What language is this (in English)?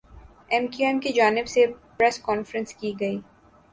Urdu